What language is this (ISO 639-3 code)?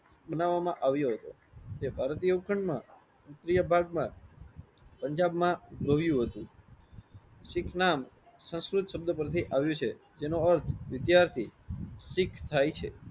guj